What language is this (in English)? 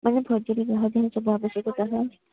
Odia